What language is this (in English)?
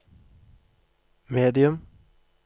Norwegian